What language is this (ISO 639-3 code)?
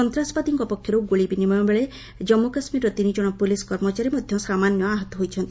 ori